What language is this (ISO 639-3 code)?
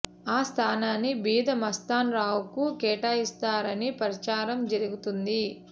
tel